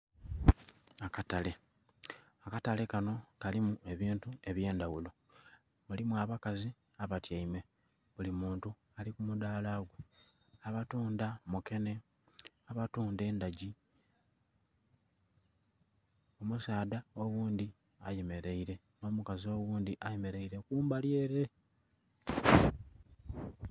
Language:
Soga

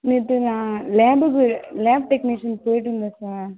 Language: Tamil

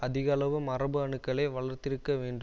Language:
Tamil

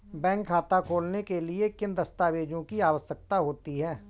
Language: Hindi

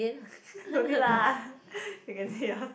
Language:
English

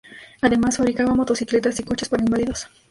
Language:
Spanish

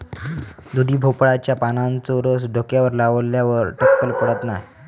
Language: Marathi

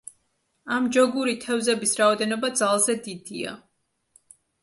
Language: Georgian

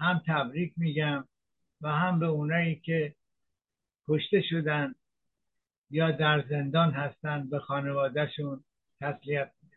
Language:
Persian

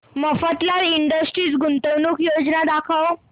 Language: Marathi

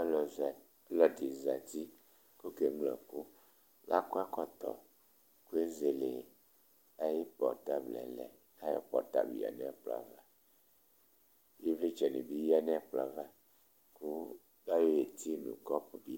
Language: Ikposo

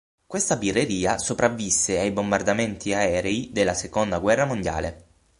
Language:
Italian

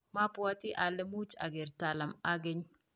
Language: Kalenjin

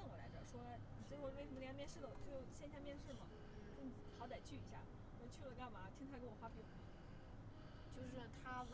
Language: Chinese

